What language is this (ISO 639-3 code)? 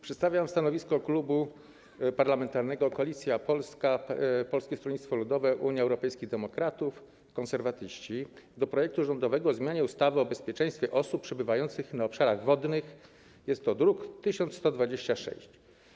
pol